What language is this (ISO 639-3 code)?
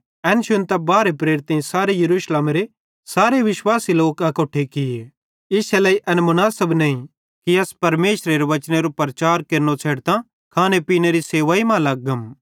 bhd